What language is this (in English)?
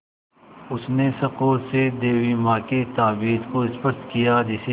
Hindi